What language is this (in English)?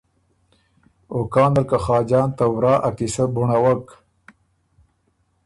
Ormuri